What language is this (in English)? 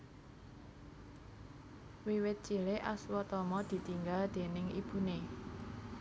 Javanese